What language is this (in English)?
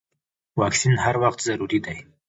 Pashto